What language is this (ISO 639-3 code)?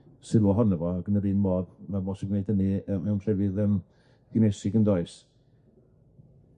cym